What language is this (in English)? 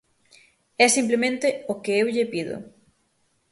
Galician